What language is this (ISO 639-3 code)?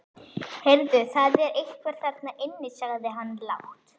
isl